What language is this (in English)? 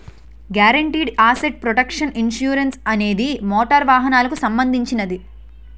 Telugu